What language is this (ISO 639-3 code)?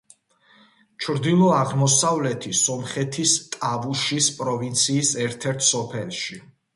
kat